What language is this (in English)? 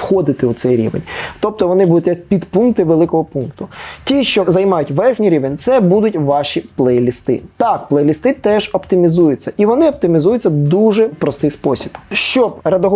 Ukrainian